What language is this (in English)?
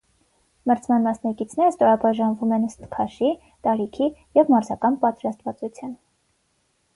Armenian